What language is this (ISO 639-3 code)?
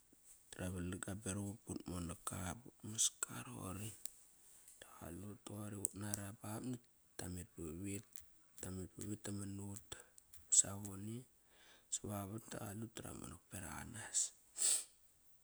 ckr